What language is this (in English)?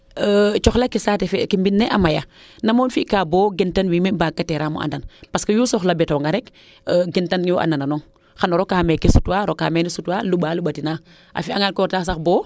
Serer